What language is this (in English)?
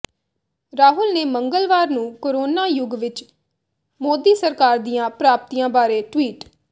Punjabi